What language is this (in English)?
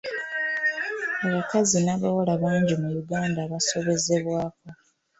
Ganda